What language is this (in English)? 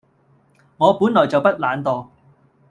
Cantonese